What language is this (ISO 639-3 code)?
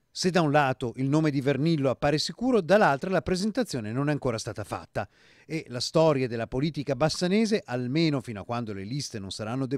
ita